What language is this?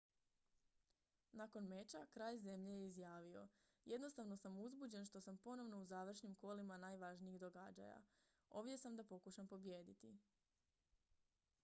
Croatian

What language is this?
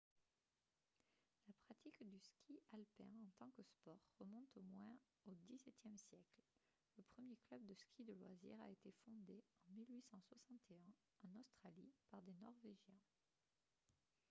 French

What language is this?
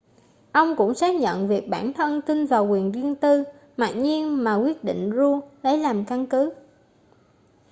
Vietnamese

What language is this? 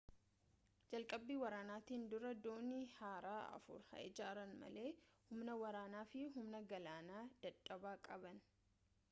Oromo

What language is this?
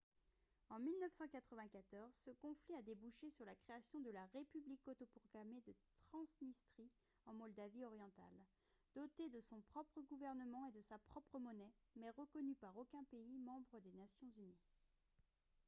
French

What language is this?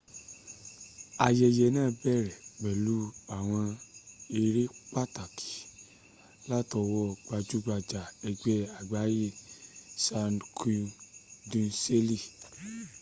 Yoruba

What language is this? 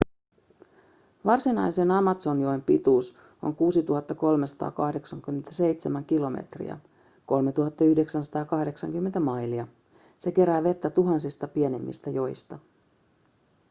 Finnish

